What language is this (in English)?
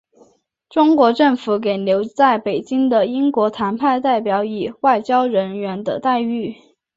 Chinese